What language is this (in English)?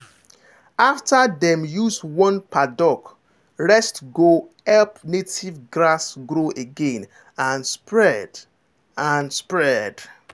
Nigerian Pidgin